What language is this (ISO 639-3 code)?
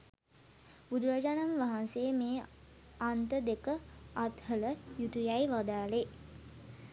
sin